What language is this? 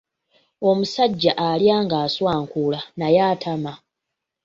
Ganda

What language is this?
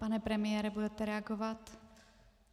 Czech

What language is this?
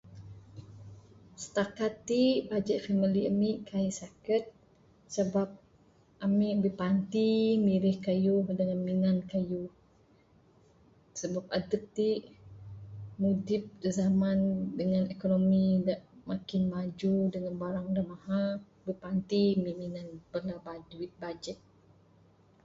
Bukar-Sadung Bidayuh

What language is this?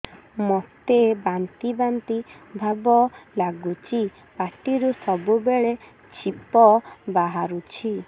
Odia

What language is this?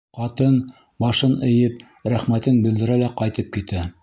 Bashkir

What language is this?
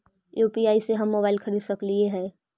Magahi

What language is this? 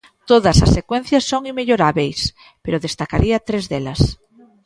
Galician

